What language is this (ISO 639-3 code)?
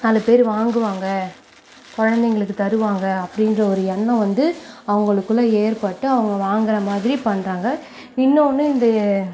tam